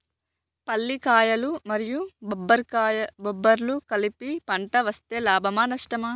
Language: Telugu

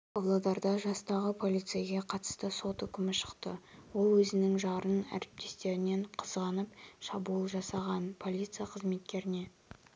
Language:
Kazakh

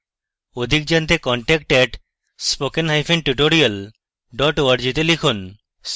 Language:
Bangla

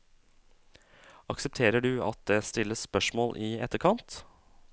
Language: Norwegian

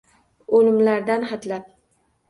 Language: Uzbek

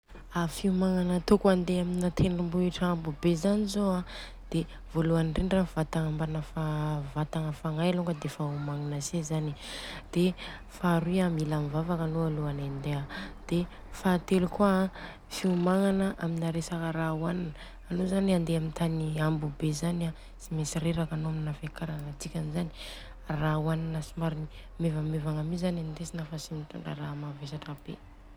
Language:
Southern Betsimisaraka Malagasy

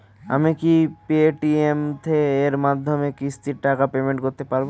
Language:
Bangla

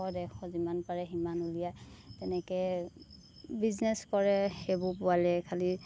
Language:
Assamese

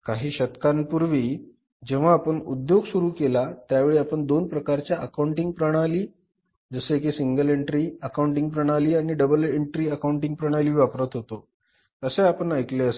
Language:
Marathi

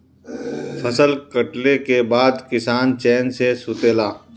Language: Bhojpuri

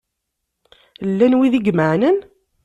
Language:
Kabyle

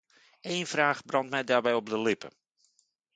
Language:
Dutch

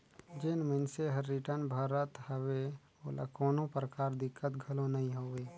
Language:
Chhattisgarhi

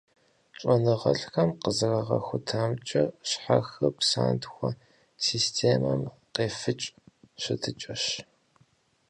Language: Kabardian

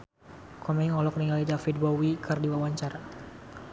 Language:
Sundanese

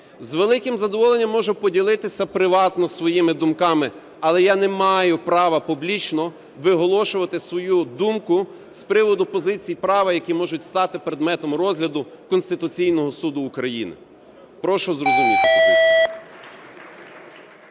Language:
Ukrainian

